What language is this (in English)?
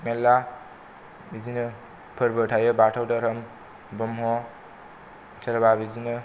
Bodo